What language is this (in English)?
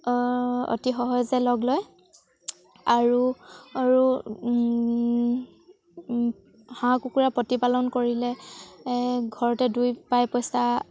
Assamese